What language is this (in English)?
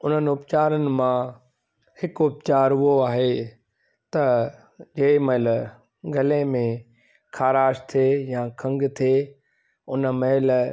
Sindhi